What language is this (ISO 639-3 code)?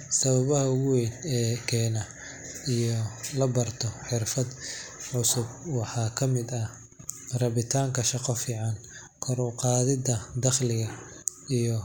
som